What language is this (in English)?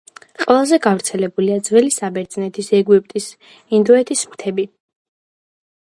Georgian